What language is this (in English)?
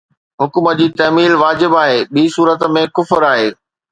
Sindhi